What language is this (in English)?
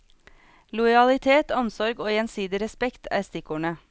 Norwegian